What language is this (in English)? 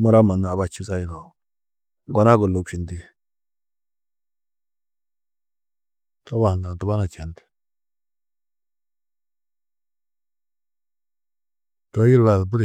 Tedaga